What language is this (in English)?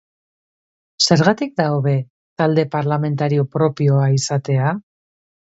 Basque